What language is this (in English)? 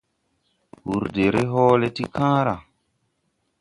Tupuri